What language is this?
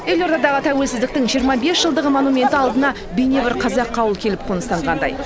Kazakh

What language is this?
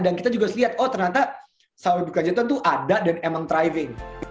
Indonesian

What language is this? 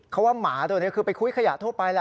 Thai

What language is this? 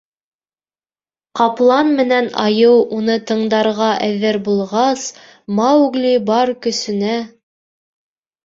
Bashkir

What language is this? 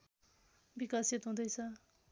Nepali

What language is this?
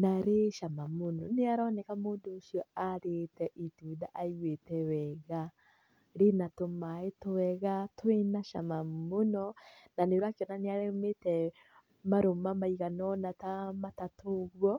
Kikuyu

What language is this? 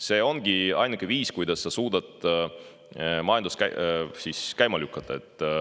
Estonian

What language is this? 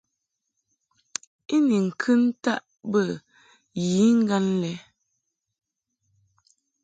Mungaka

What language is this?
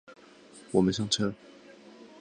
Chinese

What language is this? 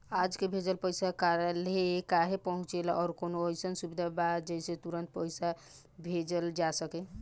Bhojpuri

